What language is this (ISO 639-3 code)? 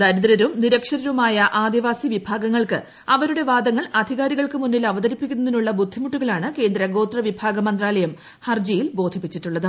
mal